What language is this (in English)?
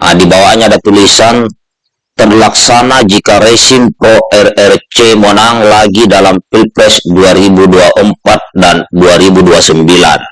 Indonesian